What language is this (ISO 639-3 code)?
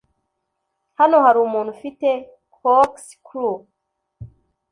kin